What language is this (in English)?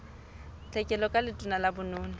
Southern Sotho